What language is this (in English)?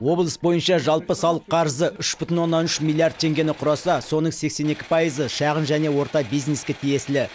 Kazakh